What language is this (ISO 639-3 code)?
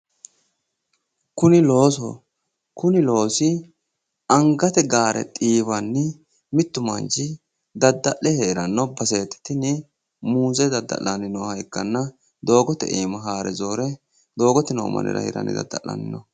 sid